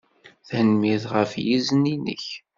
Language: Kabyle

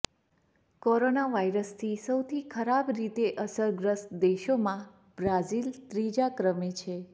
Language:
Gujarati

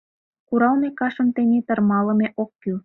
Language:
Mari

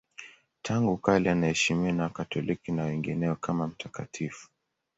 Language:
Swahili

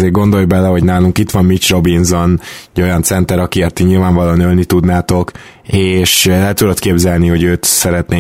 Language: Hungarian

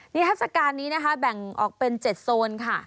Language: Thai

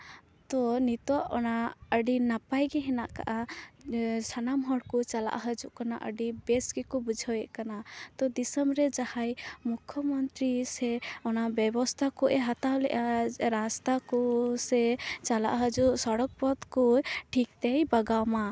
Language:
Santali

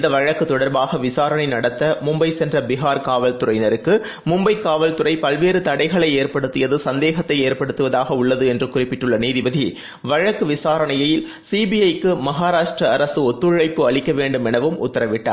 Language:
Tamil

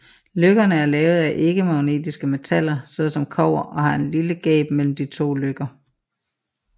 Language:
Danish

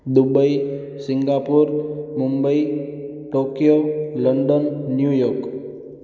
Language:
Sindhi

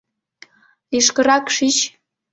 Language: Mari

